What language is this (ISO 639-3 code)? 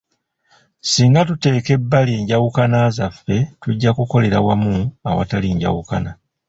lug